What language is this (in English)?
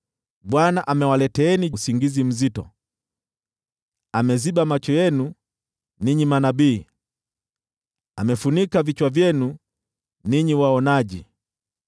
Swahili